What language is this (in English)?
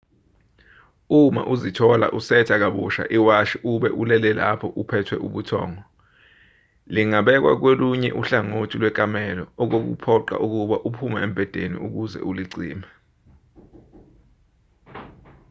Zulu